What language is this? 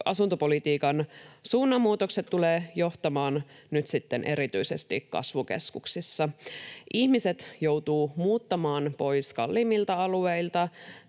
Finnish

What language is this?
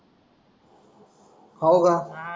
Marathi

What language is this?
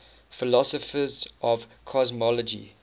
English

